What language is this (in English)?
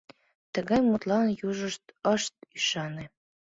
Mari